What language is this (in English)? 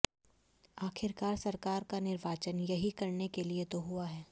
Hindi